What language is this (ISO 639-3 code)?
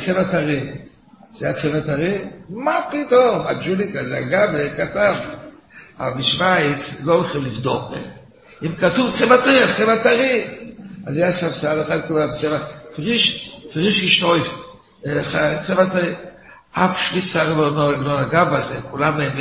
heb